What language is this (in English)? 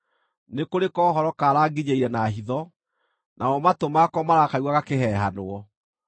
Kikuyu